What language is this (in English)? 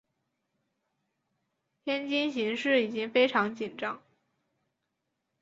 Chinese